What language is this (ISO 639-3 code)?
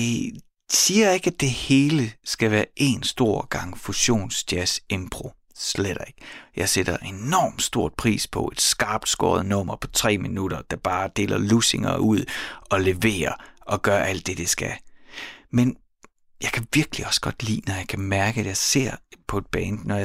dan